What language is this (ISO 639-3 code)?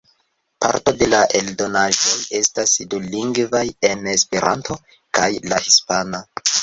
epo